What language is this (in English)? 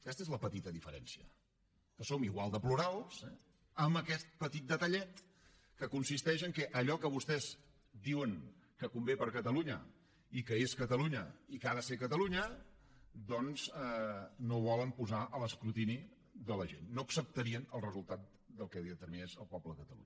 Catalan